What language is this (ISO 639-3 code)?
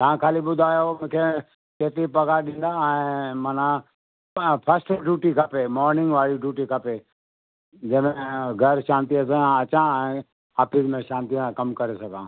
snd